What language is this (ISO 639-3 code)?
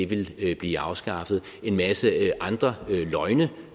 dan